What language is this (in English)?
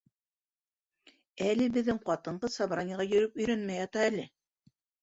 Bashkir